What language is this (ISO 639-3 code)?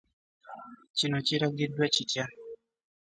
lug